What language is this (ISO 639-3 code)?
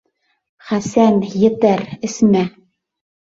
bak